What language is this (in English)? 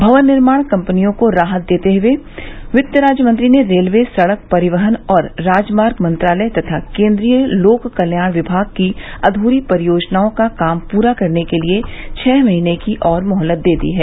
Hindi